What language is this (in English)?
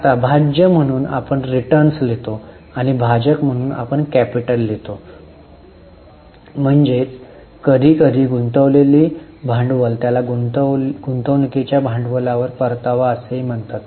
Marathi